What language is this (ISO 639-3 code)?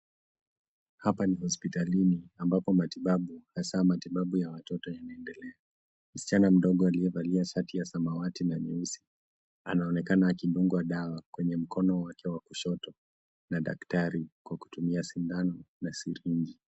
swa